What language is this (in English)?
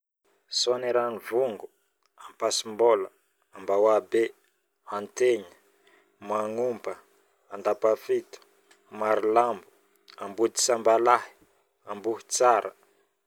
Northern Betsimisaraka Malagasy